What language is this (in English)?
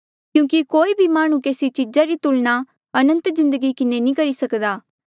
Mandeali